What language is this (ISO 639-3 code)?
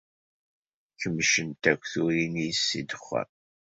kab